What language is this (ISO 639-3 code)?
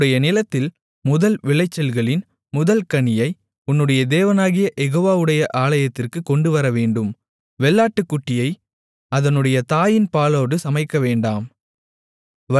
tam